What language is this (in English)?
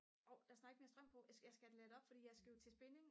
Danish